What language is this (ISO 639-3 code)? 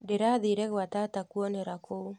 kik